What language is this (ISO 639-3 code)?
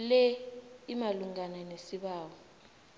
nbl